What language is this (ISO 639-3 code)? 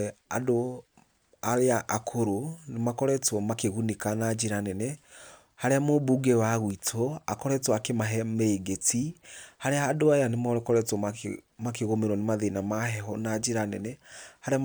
kik